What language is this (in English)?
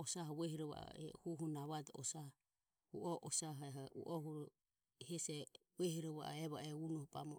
Ömie